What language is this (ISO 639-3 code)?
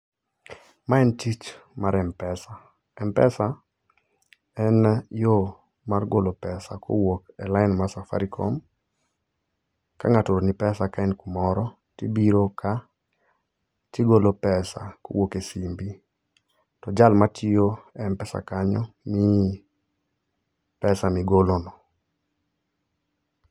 luo